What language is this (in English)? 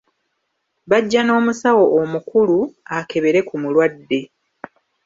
Ganda